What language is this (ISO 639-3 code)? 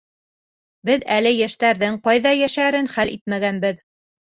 bak